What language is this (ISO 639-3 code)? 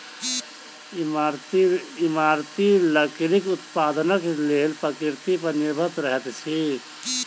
mai